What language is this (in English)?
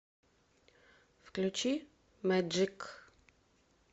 Russian